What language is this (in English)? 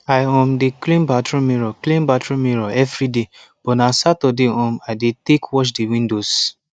Nigerian Pidgin